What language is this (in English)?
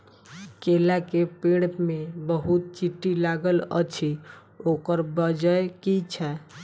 Maithili